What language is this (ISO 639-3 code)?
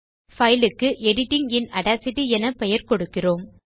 tam